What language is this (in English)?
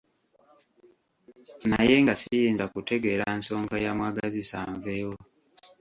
Ganda